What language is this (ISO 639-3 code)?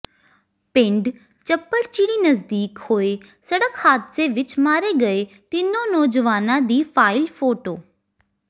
pan